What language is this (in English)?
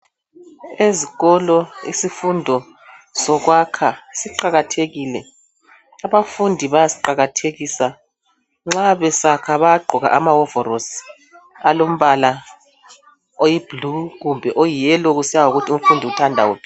North Ndebele